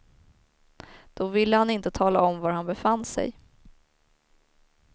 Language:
Swedish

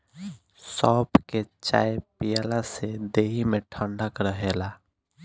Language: Bhojpuri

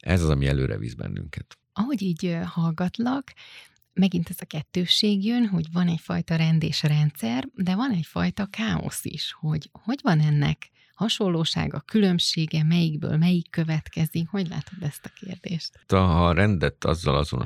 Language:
Hungarian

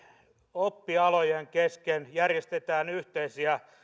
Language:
Finnish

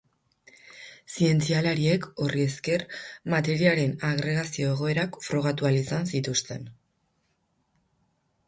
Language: Basque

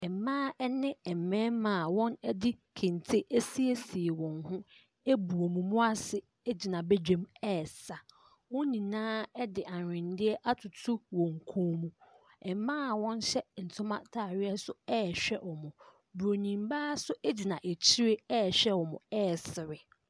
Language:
Akan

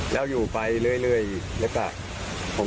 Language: Thai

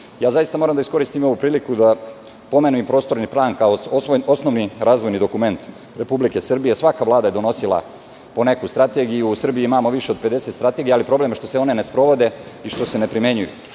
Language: Serbian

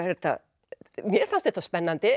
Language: Icelandic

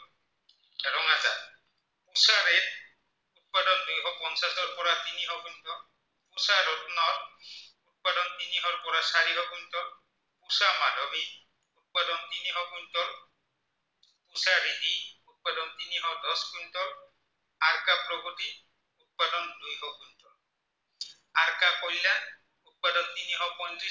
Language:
Assamese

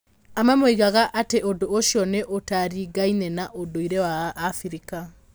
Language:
Kikuyu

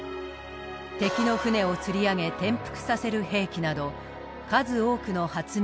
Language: Japanese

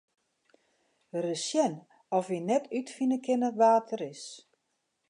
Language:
Western Frisian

